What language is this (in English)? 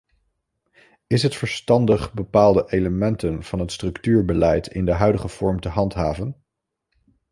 Dutch